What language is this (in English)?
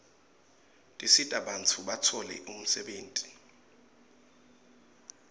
Swati